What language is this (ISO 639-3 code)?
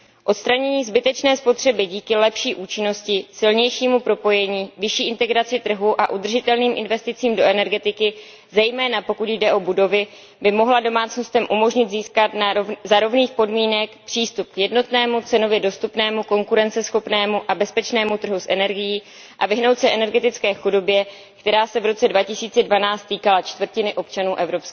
ces